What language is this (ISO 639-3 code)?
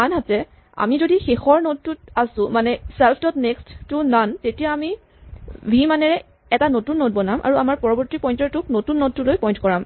asm